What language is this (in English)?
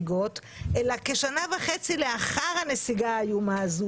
Hebrew